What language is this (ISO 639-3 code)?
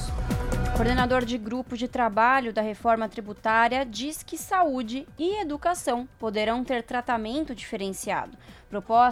por